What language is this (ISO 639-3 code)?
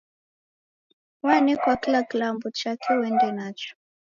dav